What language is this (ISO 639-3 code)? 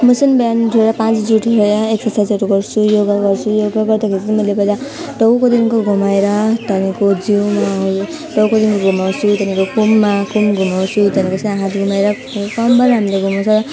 nep